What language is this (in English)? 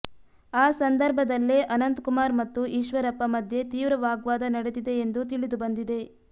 Kannada